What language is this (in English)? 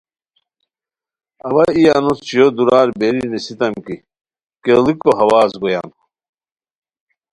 Khowar